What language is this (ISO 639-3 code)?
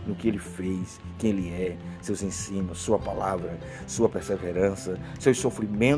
por